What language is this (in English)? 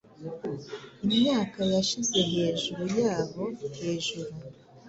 Kinyarwanda